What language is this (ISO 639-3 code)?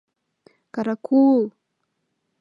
chm